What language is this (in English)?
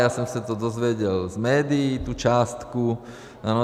Czech